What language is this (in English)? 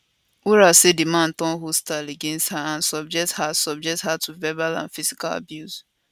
Nigerian Pidgin